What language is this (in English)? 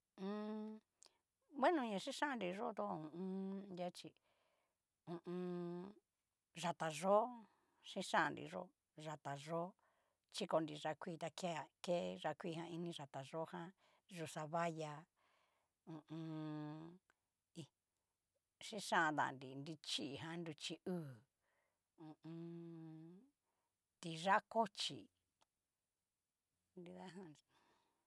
Cacaloxtepec Mixtec